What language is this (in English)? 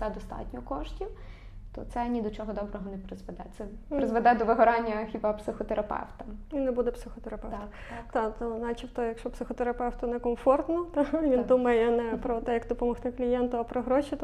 Ukrainian